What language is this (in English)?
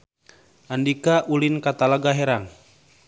Sundanese